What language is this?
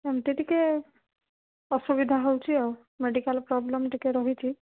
Odia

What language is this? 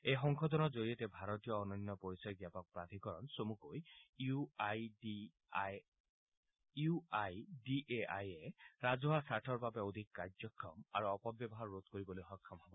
Assamese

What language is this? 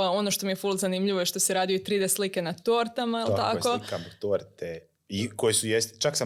Croatian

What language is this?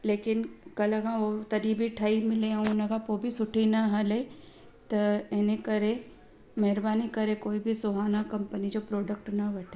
Sindhi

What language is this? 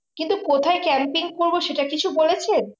Bangla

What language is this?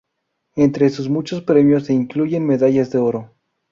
Spanish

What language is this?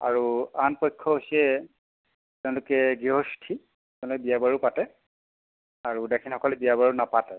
Assamese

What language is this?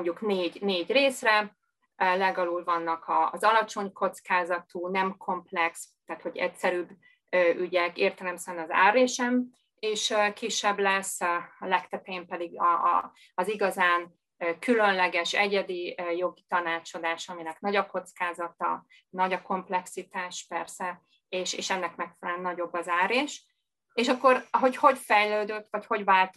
Hungarian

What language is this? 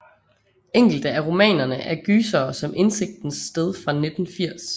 Danish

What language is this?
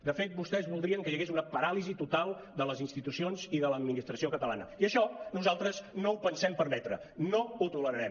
Catalan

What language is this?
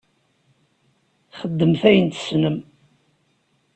Kabyle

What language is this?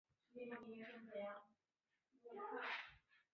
Chinese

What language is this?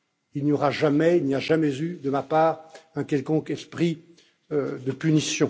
French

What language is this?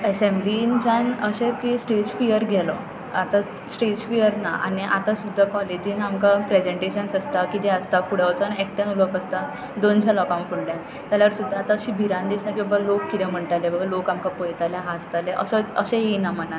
Konkani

